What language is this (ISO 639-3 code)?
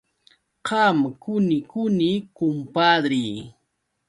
qux